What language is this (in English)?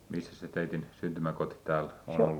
Finnish